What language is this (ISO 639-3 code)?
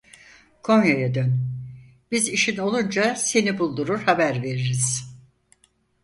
tur